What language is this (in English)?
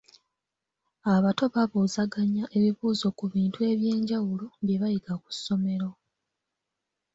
Ganda